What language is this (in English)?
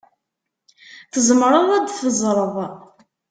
Kabyle